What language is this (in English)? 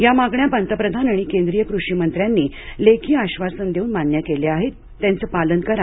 Marathi